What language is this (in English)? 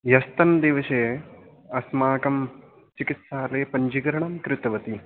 Sanskrit